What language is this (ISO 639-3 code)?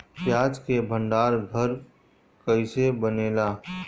bho